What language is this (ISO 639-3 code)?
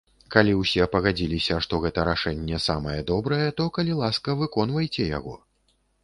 bel